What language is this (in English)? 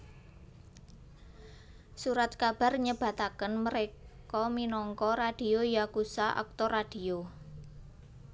Javanese